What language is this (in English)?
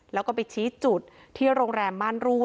Thai